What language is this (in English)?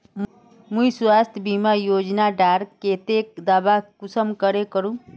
Magahi